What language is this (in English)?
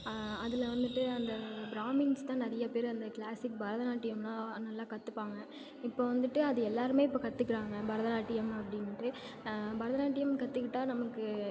Tamil